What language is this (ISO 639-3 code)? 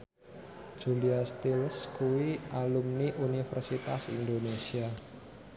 jav